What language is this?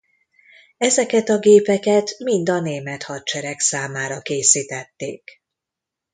Hungarian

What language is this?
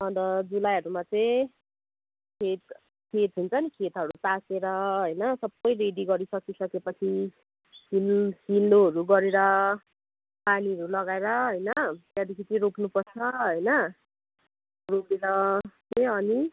Nepali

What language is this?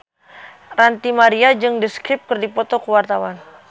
Sundanese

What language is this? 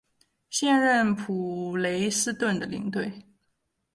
Chinese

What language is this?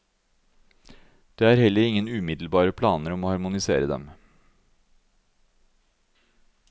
Norwegian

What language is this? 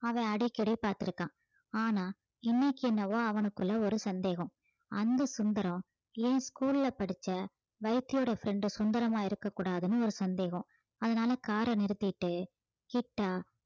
Tamil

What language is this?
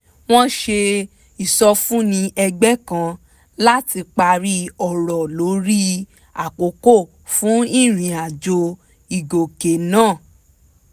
Yoruba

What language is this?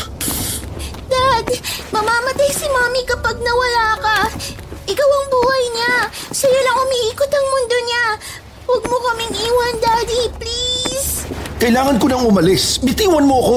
Filipino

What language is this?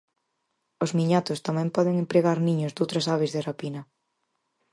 Galician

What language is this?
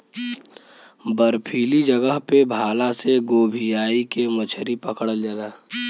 Bhojpuri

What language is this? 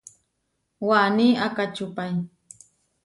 Huarijio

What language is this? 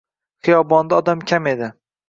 Uzbek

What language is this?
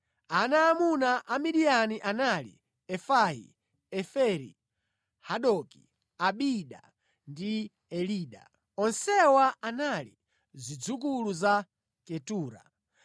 Nyanja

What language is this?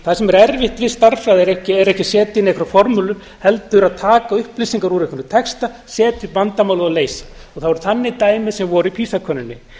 Icelandic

